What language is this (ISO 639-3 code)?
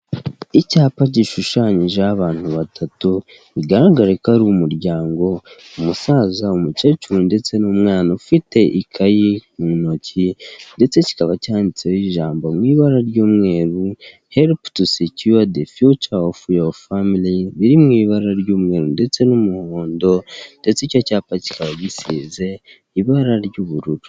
kin